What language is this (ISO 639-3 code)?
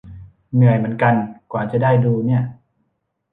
tha